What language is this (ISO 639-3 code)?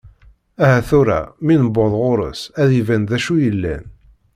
kab